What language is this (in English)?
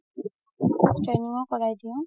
Assamese